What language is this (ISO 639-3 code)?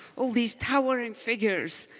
eng